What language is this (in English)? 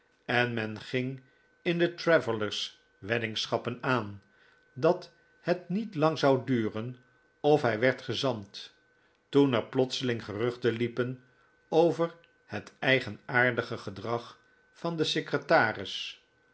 Dutch